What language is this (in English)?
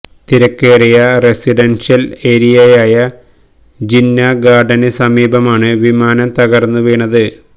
Malayalam